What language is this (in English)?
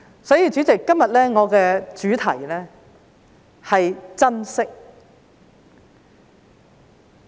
Cantonese